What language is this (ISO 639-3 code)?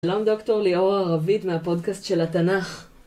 heb